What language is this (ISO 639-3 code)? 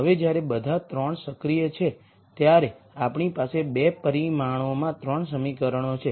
guj